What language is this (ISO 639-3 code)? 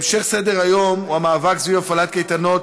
heb